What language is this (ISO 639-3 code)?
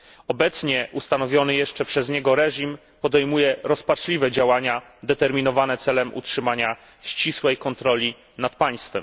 pol